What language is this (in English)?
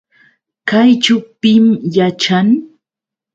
Yauyos Quechua